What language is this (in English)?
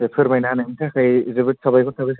Bodo